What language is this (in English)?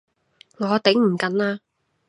Cantonese